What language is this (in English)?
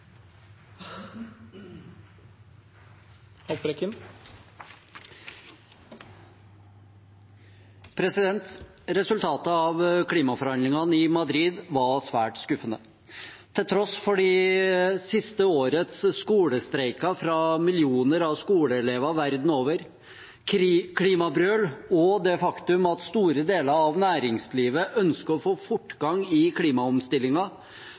Norwegian Bokmål